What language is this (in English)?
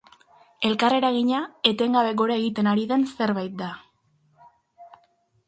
Basque